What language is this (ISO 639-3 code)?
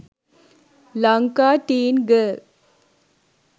sin